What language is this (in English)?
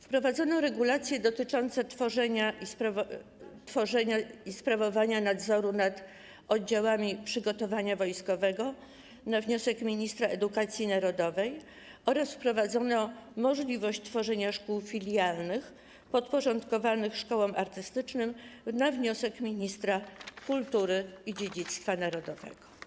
Polish